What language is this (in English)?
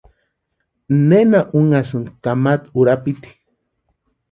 Western Highland Purepecha